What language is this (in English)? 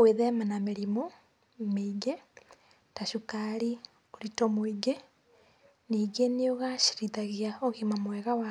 Kikuyu